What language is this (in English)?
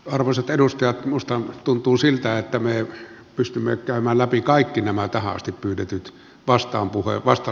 Finnish